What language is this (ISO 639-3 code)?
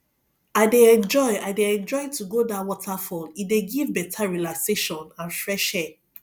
pcm